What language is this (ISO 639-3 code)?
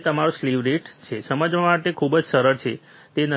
guj